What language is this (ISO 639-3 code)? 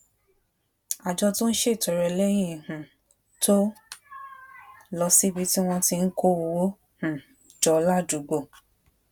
yor